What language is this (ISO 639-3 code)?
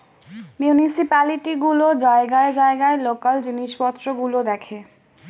ben